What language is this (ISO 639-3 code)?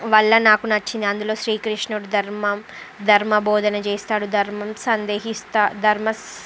tel